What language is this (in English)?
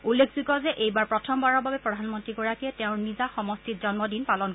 Assamese